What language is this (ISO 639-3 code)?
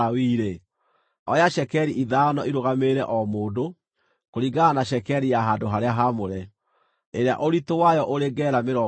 kik